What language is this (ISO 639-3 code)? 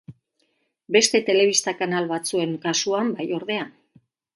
eus